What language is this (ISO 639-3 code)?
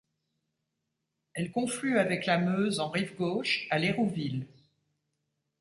fra